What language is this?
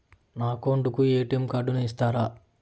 Telugu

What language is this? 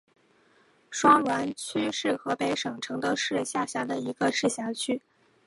Chinese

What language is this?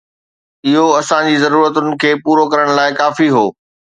Sindhi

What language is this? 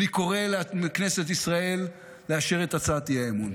Hebrew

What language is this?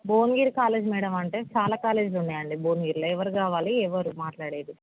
Telugu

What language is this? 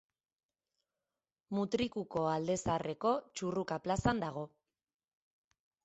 Basque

